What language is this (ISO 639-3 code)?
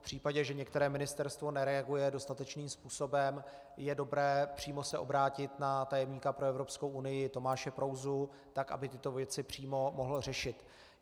ces